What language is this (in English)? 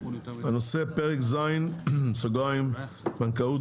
Hebrew